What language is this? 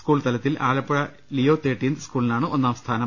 Malayalam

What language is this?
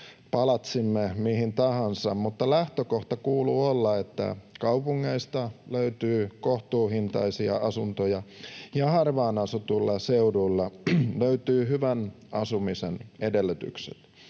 Finnish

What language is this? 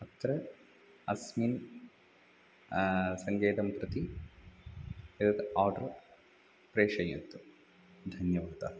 Sanskrit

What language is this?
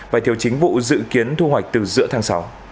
Vietnamese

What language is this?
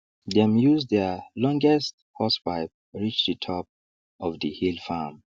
Nigerian Pidgin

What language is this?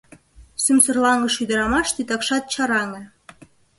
Mari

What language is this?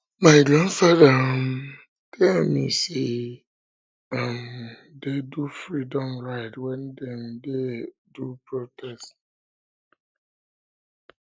Nigerian Pidgin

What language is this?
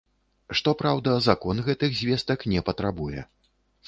Belarusian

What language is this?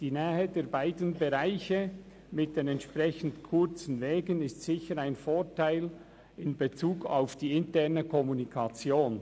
Swiss German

